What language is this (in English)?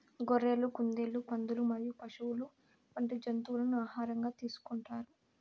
Telugu